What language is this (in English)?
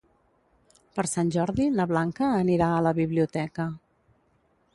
Catalan